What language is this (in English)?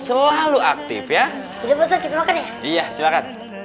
Indonesian